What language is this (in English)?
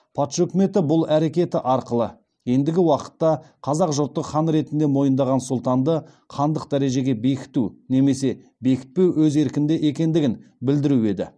Kazakh